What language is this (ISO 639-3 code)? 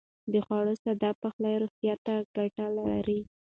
pus